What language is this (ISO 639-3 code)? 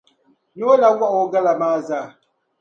dag